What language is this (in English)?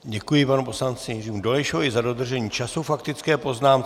Czech